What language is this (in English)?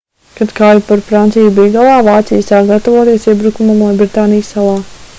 Latvian